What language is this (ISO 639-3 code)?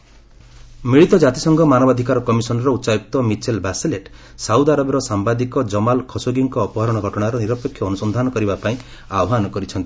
ori